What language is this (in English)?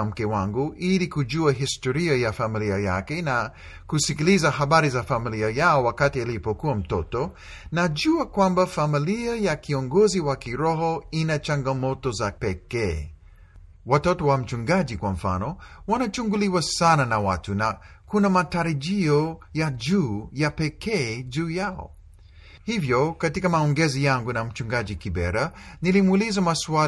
Swahili